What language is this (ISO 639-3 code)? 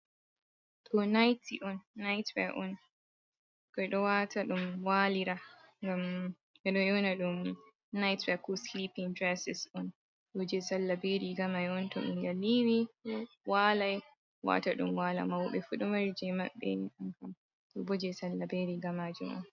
ful